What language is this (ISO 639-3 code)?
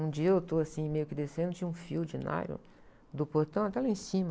por